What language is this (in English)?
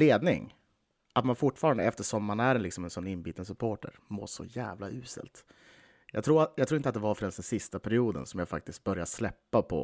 Swedish